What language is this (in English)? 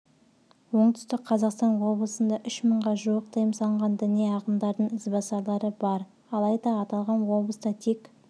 Kazakh